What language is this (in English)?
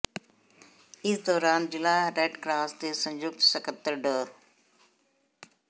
Punjabi